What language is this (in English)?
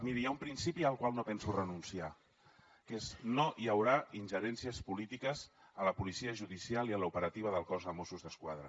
Catalan